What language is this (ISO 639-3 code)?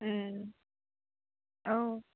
brx